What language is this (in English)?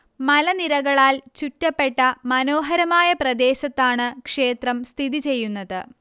Malayalam